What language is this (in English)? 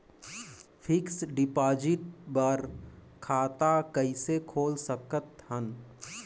Chhattisgarhi